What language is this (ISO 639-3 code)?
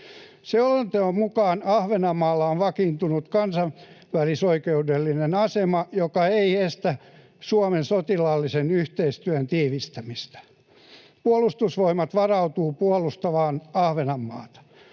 fin